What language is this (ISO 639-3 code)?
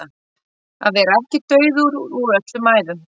isl